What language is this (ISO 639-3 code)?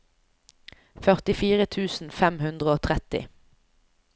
nor